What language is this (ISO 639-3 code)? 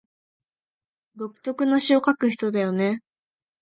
jpn